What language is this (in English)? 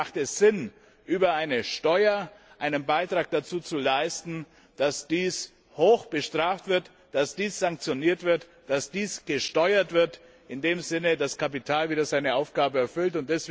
German